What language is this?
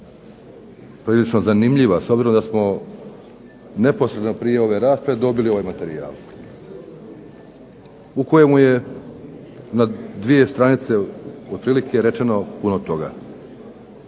Croatian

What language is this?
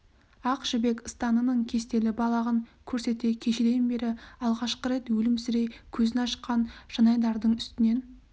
Kazakh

